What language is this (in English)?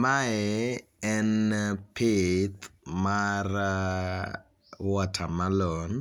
Luo (Kenya and Tanzania)